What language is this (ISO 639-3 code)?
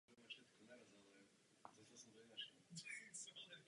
ces